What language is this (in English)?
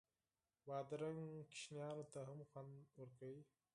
Pashto